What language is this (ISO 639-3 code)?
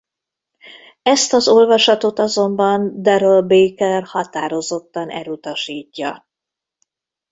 hun